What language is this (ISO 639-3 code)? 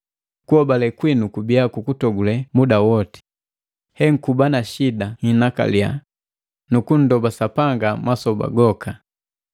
mgv